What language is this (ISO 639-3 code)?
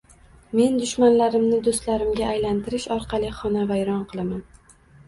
uzb